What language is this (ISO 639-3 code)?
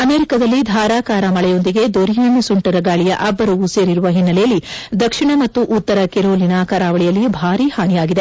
kan